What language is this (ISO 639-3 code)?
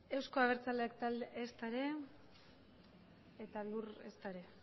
eus